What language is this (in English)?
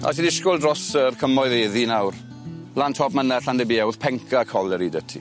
Welsh